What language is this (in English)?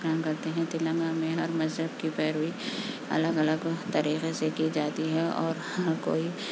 Urdu